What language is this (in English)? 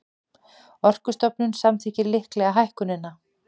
Icelandic